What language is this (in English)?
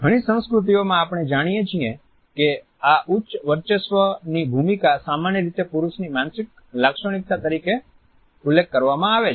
Gujarati